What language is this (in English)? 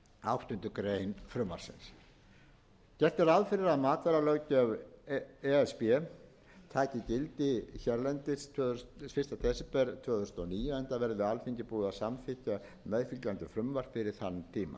Icelandic